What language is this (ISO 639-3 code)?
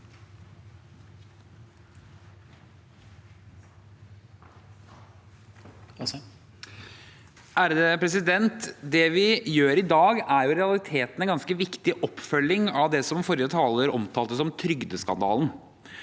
nor